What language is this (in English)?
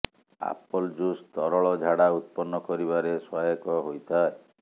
Odia